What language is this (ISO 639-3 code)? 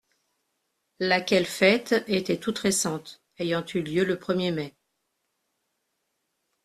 fra